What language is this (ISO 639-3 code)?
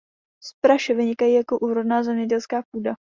ces